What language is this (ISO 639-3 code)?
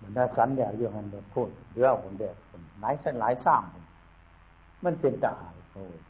tha